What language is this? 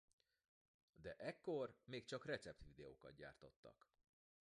Hungarian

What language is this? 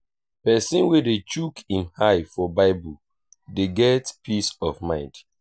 Nigerian Pidgin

